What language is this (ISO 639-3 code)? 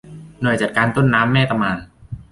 tha